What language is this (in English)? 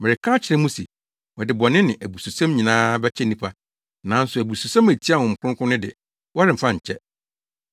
Akan